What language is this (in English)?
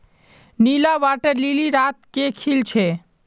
Magahi